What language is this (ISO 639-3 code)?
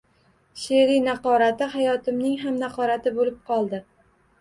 uzb